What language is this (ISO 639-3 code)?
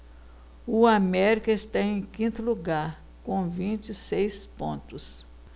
por